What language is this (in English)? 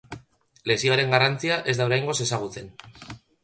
Basque